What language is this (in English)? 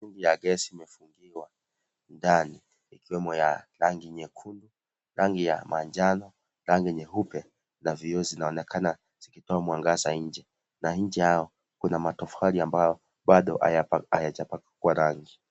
Swahili